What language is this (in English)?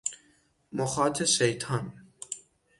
Persian